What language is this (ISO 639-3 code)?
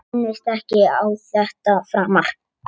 isl